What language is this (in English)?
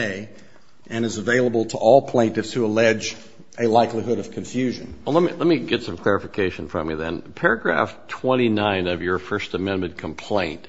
English